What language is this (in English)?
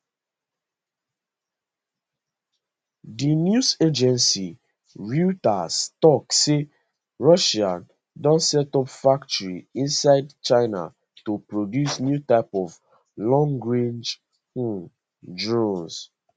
Nigerian Pidgin